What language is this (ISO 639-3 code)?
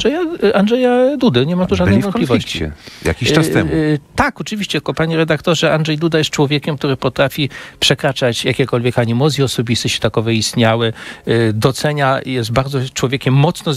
pol